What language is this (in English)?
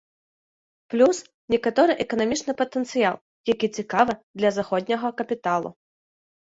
Belarusian